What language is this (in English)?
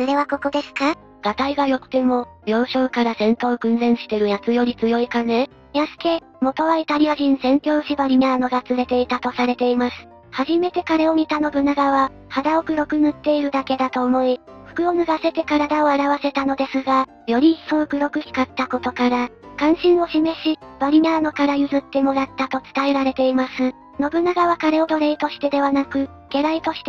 Japanese